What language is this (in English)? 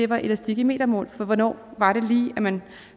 Danish